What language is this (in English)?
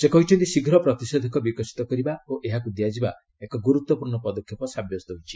Odia